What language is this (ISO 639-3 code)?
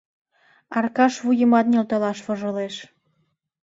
chm